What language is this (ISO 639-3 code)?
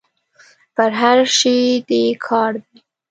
pus